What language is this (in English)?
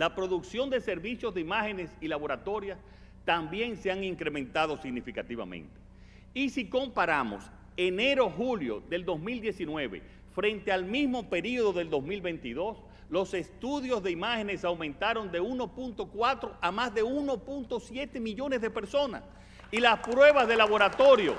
Spanish